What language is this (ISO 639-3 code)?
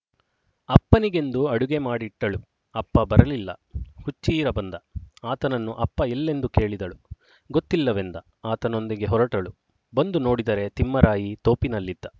kan